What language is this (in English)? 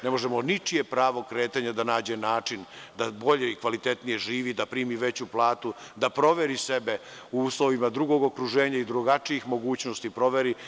Serbian